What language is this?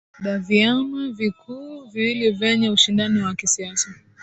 Swahili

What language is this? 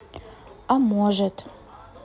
Russian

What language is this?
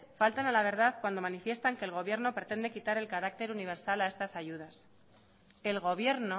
Spanish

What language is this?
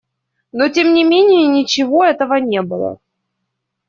Russian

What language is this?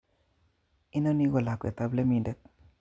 Kalenjin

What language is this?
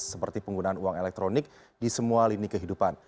Indonesian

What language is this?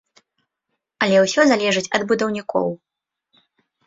Belarusian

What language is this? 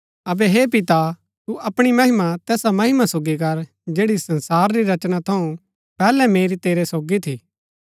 Gaddi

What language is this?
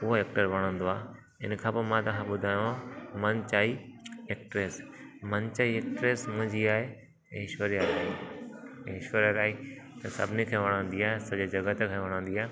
Sindhi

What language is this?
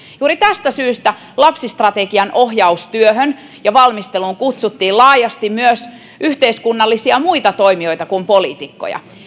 Finnish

